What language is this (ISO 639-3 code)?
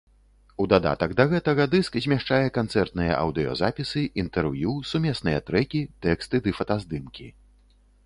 bel